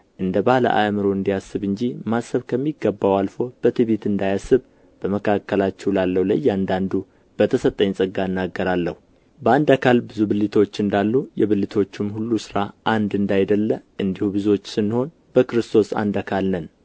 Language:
Amharic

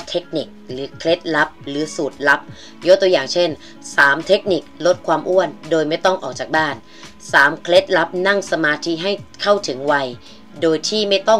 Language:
Thai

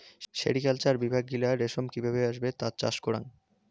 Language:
Bangla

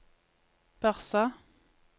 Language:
Norwegian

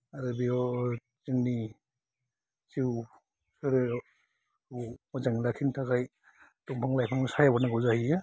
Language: Bodo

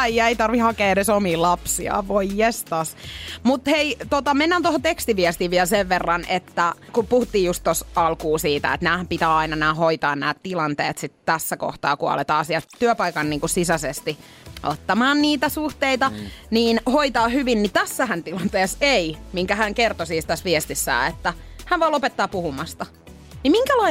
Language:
Finnish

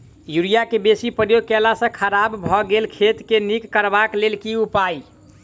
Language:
Maithili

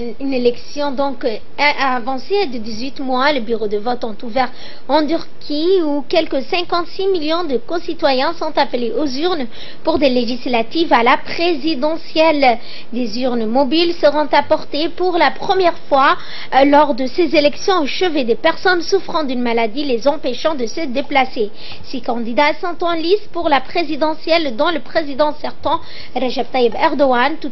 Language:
French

